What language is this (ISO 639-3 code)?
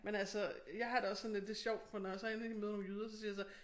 dan